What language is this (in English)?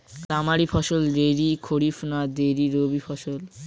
Bangla